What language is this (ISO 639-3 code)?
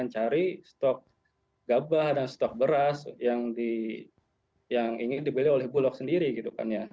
ind